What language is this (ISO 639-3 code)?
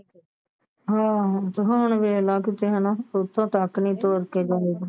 pan